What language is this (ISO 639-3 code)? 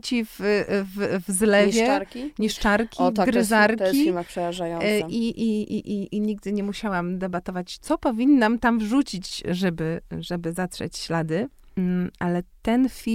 pol